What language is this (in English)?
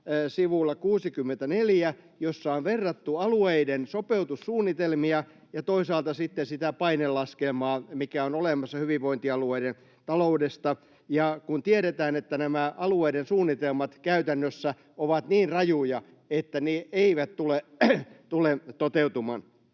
Finnish